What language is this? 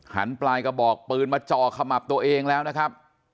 Thai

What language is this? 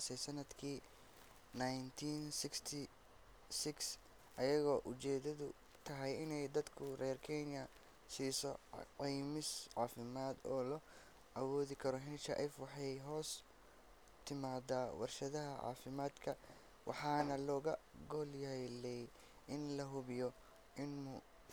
Somali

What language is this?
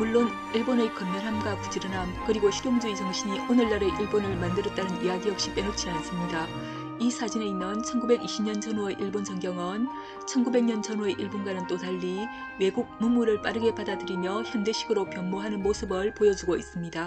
Korean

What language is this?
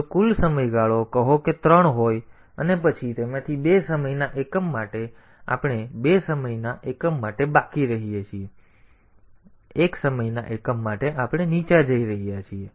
Gujarati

